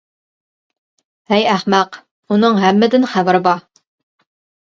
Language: Uyghur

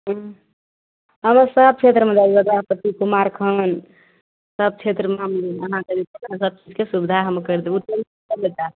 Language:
Maithili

